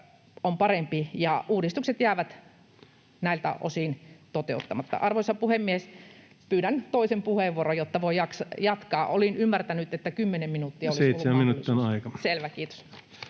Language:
Finnish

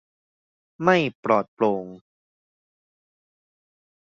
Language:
Thai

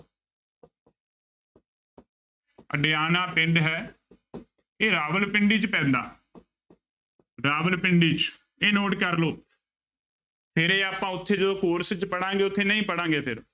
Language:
Punjabi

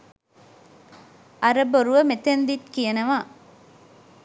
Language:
Sinhala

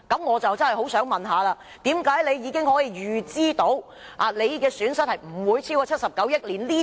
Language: Cantonese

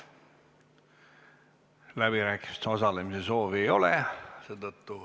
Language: Estonian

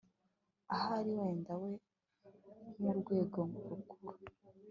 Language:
Kinyarwanda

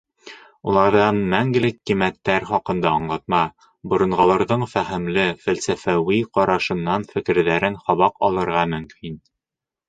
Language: Bashkir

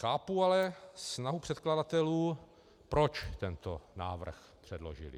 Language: Czech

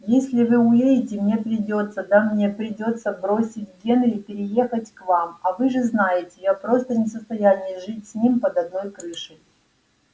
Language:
Russian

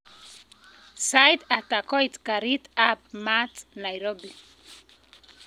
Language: Kalenjin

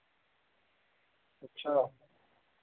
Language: Dogri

